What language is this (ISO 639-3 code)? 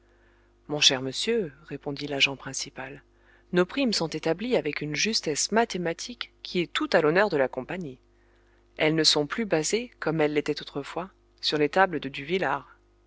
fra